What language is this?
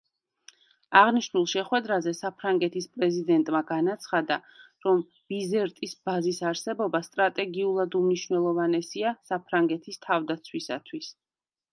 Georgian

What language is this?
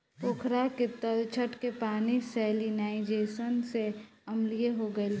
Bhojpuri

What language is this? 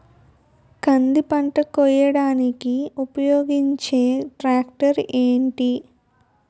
Telugu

